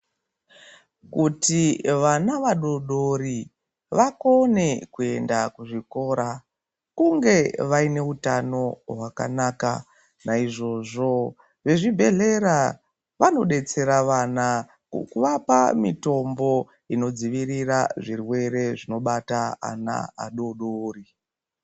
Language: Ndau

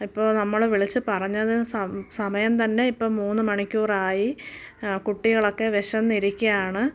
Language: Malayalam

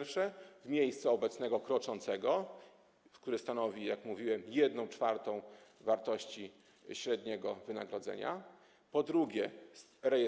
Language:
Polish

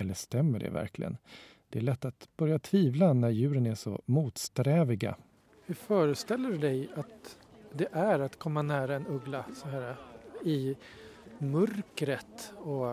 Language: Swedish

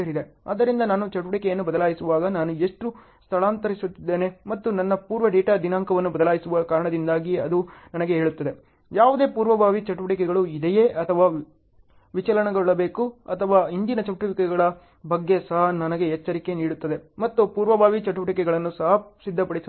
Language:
Kannada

